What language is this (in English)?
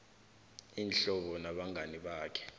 South Ndebele